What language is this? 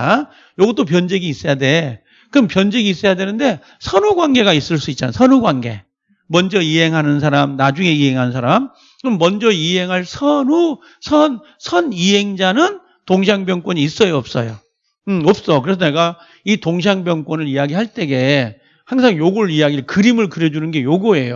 Korean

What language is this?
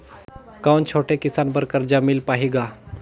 Chhattisgarhi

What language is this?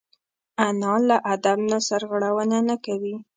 Pashto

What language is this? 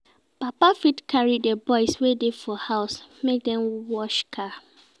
Nigerian Pidgin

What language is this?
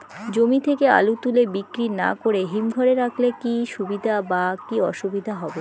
Bangla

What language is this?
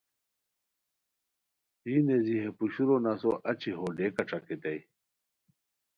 Khowar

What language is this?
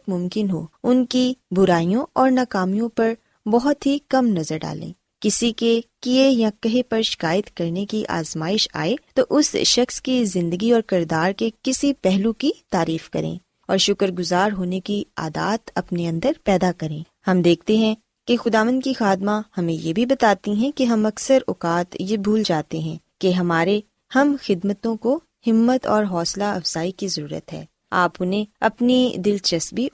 Urdu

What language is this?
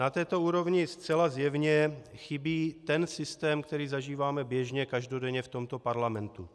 Czech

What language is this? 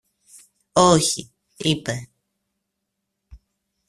Greek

